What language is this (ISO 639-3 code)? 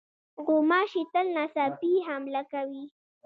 pus